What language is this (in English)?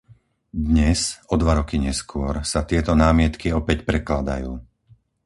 Slovak